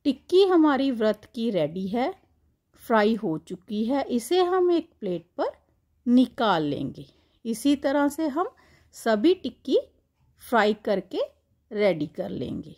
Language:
Hindi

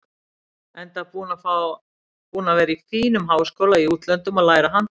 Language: Icelandic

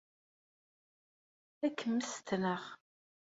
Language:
Kabyle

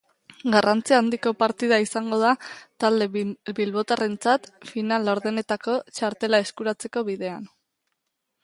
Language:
Basque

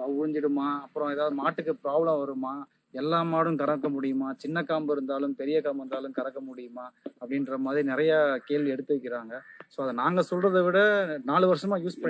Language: English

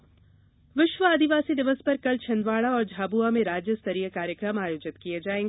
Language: Hindi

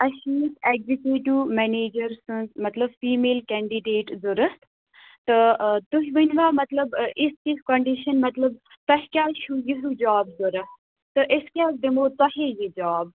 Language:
Kashmiri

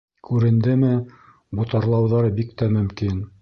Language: Bashkir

